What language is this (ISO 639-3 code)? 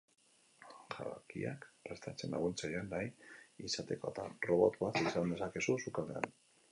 eus